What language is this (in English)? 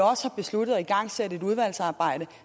Danish